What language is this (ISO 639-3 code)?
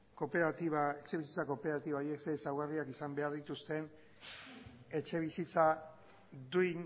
eus